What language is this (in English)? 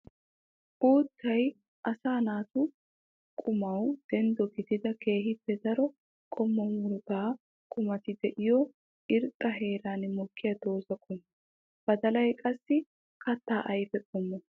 Wolaytta